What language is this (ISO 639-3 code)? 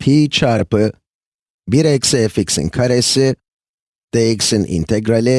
tur